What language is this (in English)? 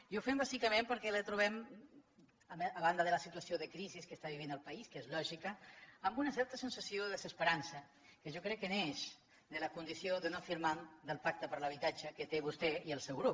Catalan